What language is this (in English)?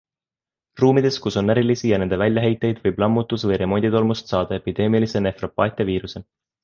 Estonian